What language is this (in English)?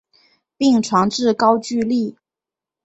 Chinese